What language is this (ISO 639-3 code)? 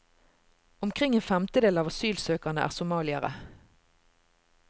nor